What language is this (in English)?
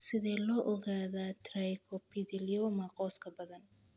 Somali